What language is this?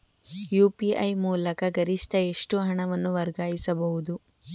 Kannada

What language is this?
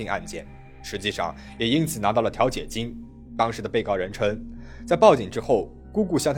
Chinese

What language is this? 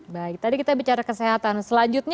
Indonesian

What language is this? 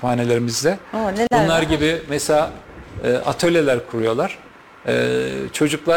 Turkish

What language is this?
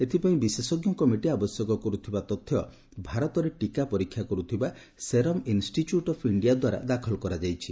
Odia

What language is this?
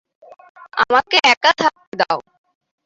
Bangla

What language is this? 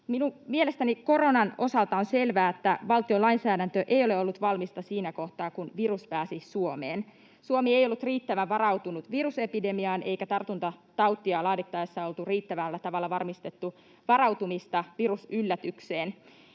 Finnish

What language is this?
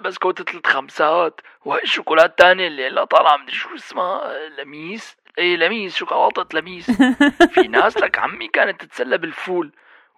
Arabic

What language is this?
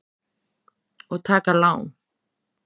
Icelandic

